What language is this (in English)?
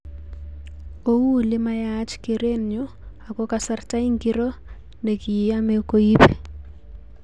Kalenjin